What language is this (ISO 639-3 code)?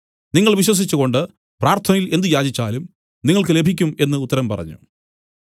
mal